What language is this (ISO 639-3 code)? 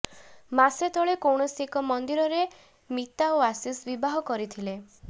ori